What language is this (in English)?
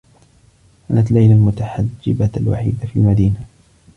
Arabic